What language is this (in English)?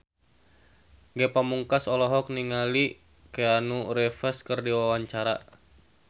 Sundanese